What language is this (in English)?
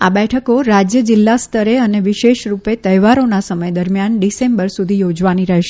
Gujarati